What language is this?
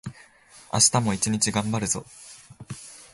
Japanese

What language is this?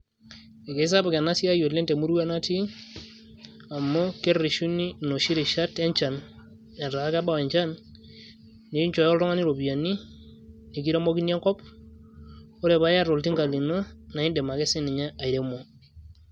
Masai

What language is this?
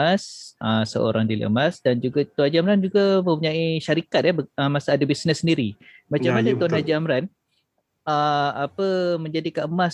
Malay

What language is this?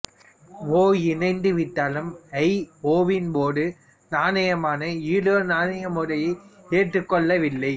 Tamil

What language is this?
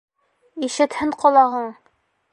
Bashkir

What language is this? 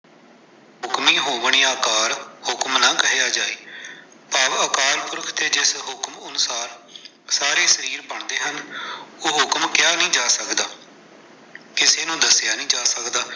Punjabi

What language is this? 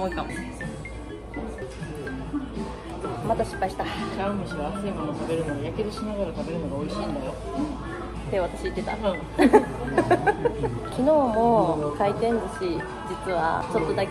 Japanese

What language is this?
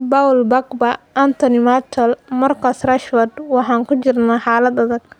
Somali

